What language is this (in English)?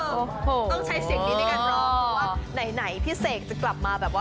Thai